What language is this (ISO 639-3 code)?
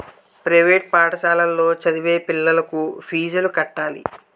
tel